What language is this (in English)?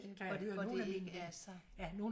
Danish